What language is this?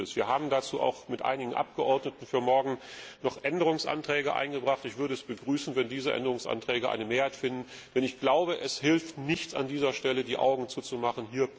German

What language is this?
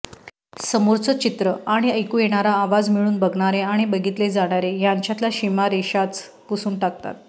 Marathi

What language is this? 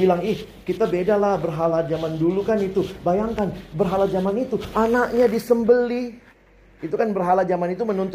Indonesian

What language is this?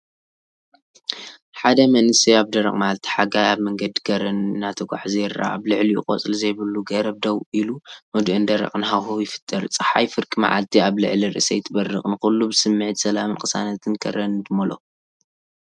Tigrinya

